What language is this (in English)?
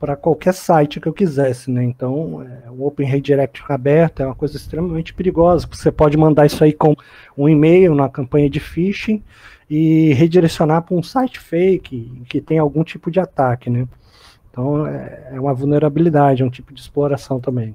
Portuguese